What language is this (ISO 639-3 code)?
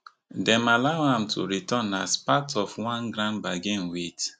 pcm